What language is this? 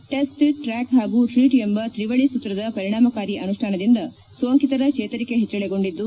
Kannada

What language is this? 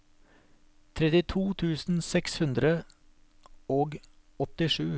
Norwegian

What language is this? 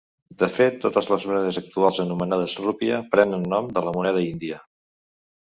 Catalan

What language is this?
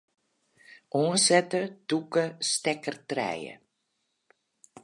Western Frisian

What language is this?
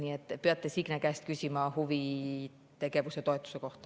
Estonian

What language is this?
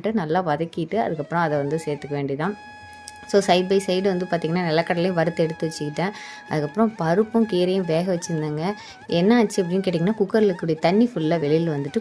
Tamil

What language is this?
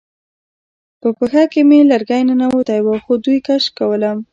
Pashto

